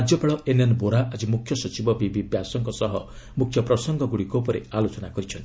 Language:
Odia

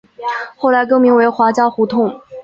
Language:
Chinese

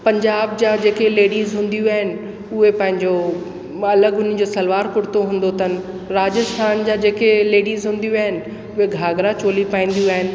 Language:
Sindhi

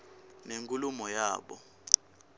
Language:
Swati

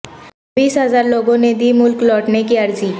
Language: Urdu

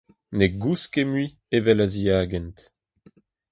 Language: Breton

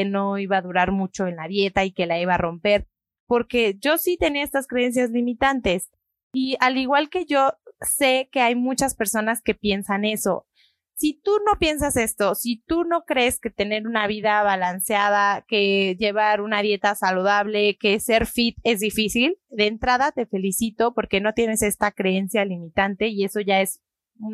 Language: Spanish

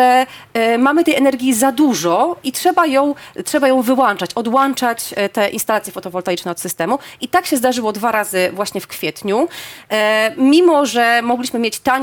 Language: Polish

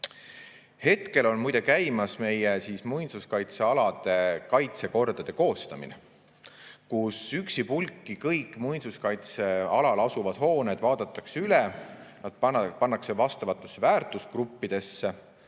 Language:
Estonian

